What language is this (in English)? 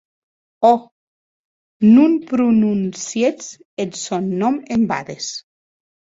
Occitan